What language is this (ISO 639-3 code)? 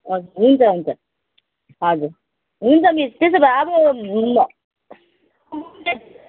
nep